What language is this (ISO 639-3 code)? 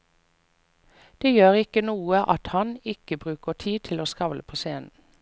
nor